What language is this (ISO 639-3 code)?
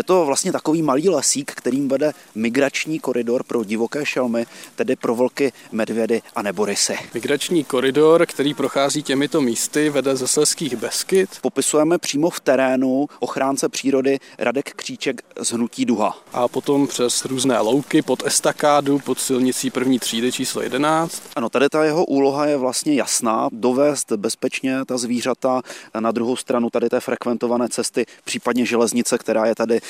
ces